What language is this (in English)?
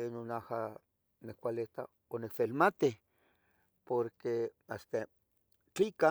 Tetelcingo Nahuatl